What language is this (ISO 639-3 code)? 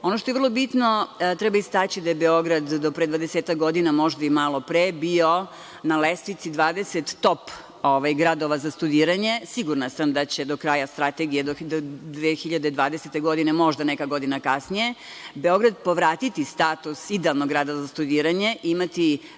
srp